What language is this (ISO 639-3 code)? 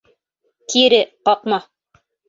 bak